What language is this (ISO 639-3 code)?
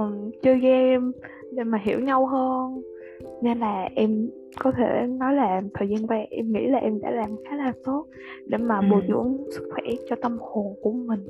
vie